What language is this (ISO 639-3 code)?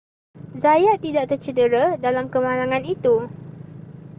msa